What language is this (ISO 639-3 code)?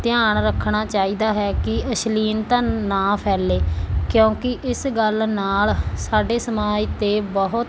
pan